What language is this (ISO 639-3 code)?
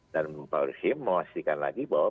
ind